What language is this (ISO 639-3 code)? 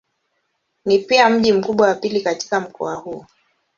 swa